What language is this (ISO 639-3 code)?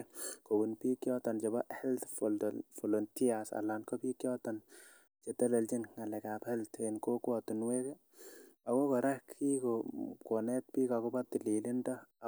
kln